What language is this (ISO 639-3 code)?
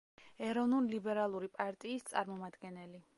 kat